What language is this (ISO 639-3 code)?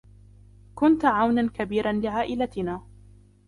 ara